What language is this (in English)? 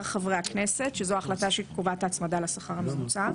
Hebrew